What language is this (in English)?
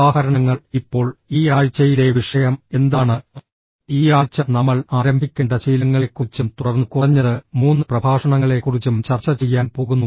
Malayalam